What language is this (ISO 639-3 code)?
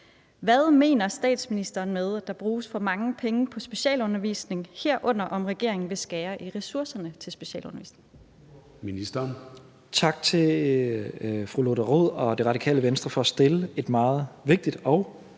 dan